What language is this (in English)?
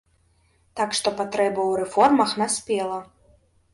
Belarusian